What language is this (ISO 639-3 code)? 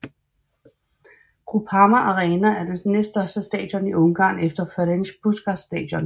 dan